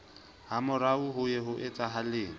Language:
Southern Sotho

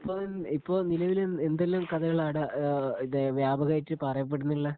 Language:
Malayalam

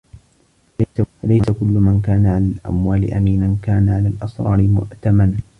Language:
Arabic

